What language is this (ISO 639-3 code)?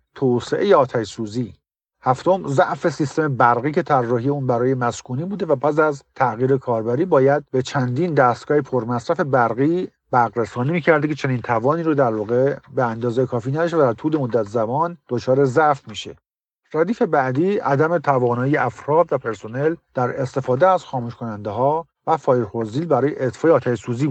fas